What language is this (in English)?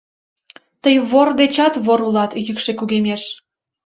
Mari